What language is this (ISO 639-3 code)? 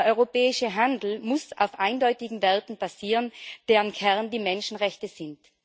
deu